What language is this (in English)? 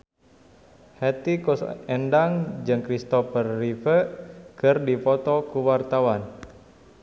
Sundanese